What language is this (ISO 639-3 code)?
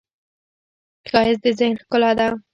pus